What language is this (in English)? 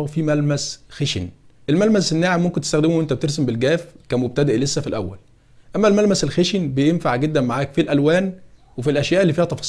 Arabic